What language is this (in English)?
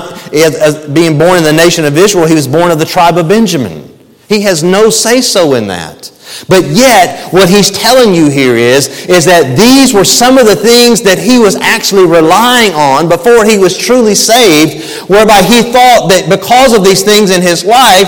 English